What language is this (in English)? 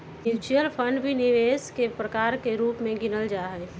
Magahi